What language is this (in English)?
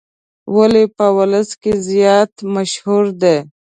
Pashto